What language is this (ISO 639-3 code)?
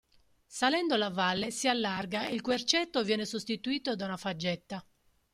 ita